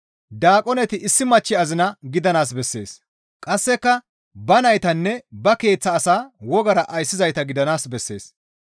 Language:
Gamo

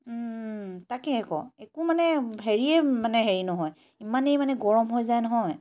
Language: Assamese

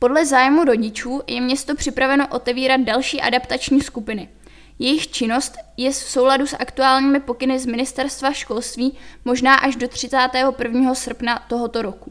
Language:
Czech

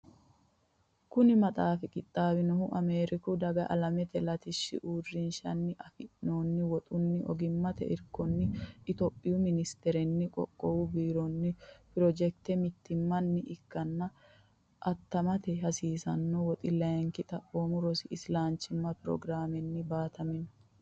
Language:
Sidamo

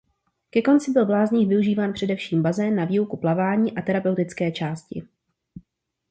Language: Czech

